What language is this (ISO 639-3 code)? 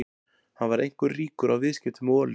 isl